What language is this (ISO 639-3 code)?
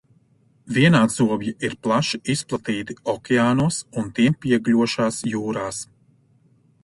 lav